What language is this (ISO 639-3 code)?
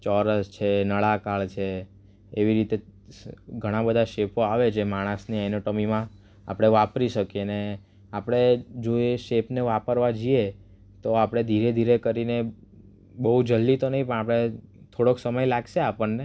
guj